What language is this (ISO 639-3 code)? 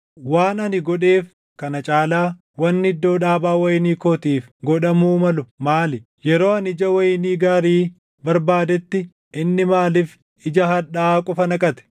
orm